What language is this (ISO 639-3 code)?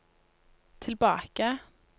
nor